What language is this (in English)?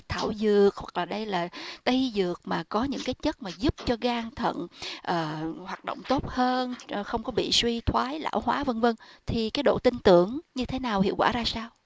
Vietnamese